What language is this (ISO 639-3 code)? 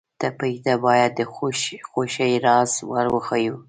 pus